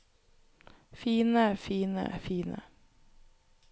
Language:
Norwegian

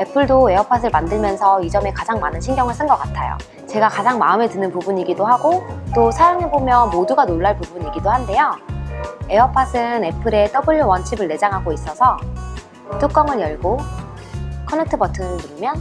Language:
Korean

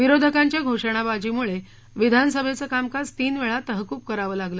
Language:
Marathi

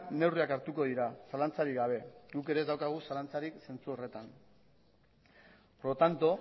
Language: Basque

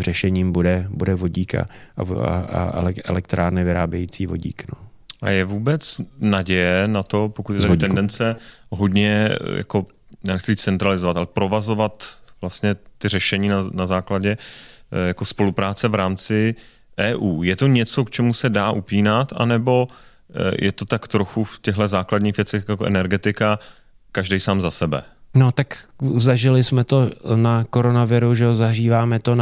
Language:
Czech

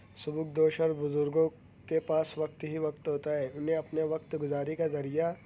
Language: Urdu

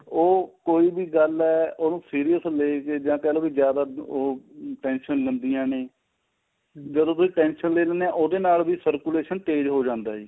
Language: Punjabi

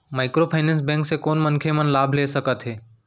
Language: Chhattisgarhi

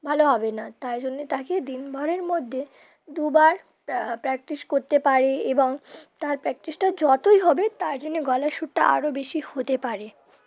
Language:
Bangla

